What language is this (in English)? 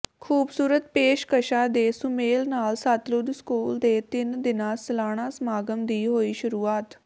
Punjabi